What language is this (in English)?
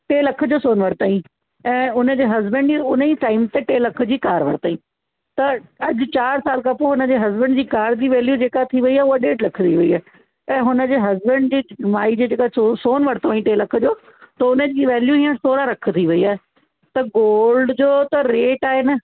Sindhi